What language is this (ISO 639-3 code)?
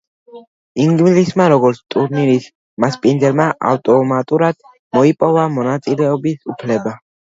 kat